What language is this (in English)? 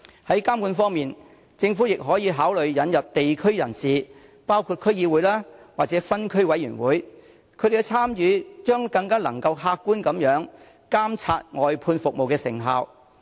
Cantonese